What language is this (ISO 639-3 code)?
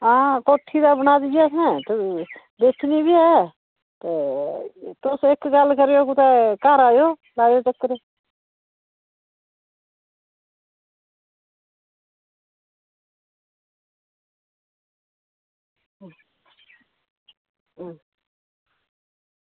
doi